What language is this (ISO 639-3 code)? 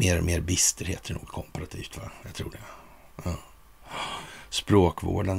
swe